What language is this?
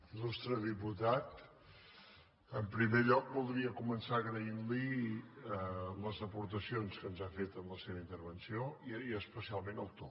Catalan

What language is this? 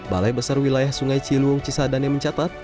Indonesian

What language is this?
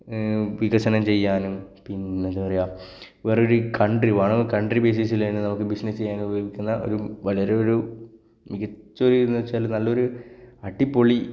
Malayalam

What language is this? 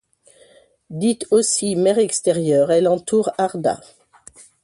French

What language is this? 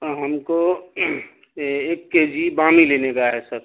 Urdu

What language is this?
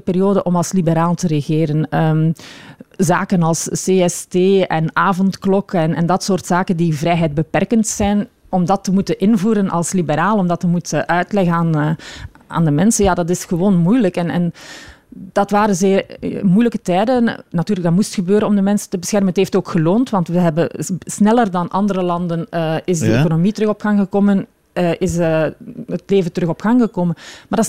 Dutch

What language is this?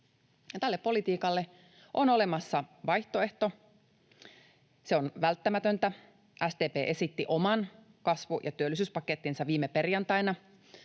Finnish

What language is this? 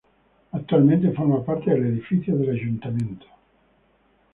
Spanish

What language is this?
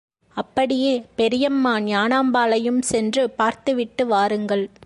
Tamil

